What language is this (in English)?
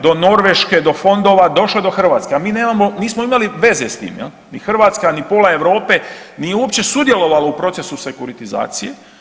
Croatian